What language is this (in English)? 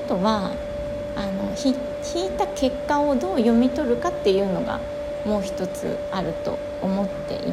Japanese